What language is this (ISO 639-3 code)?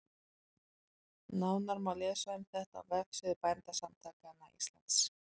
isl